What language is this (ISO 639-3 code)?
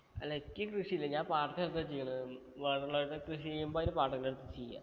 mal